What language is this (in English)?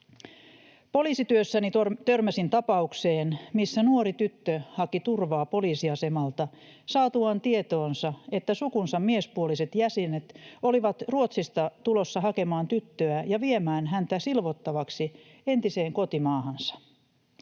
Finnish